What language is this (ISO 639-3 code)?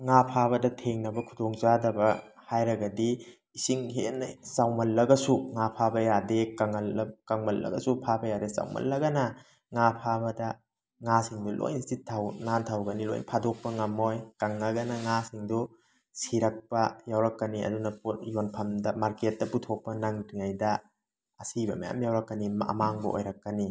mni